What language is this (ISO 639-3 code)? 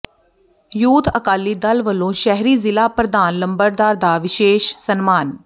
pan